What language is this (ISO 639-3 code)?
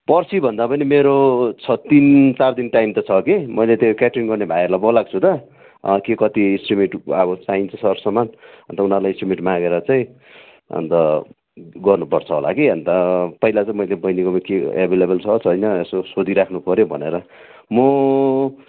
nep